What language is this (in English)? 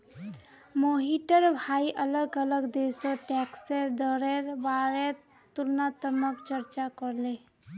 Magahi